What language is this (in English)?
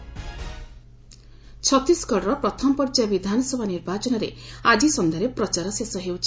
Odia